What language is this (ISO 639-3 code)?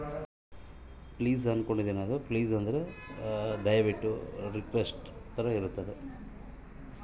kan